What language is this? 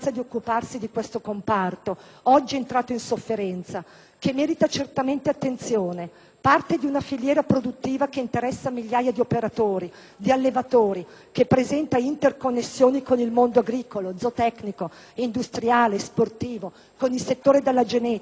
Italian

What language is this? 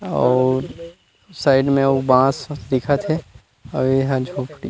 Chhattisgarhi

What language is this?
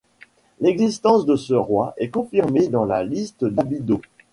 French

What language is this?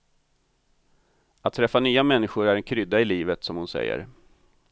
Swedish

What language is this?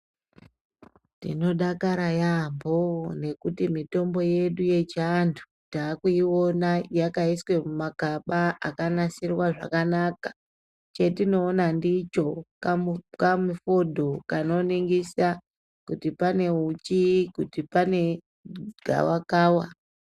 Ndau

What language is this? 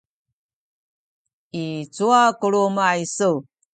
Sakizaya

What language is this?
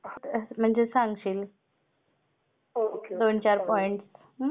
Marathi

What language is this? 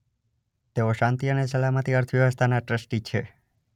Gujarati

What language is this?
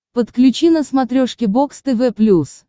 Russian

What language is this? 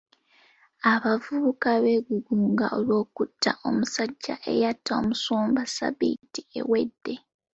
Ganda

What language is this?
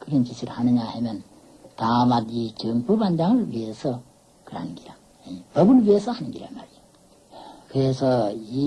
Korean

